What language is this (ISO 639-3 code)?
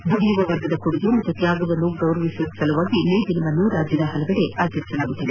kan